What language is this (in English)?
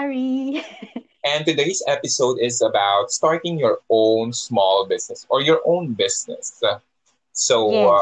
Filipino